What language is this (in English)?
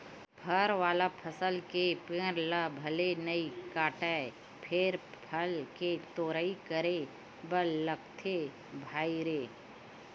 Chhattisgarhi